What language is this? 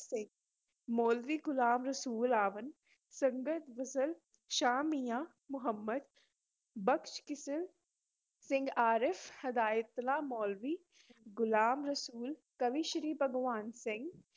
Punjabi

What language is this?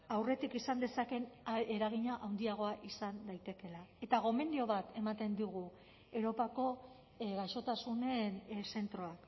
Basque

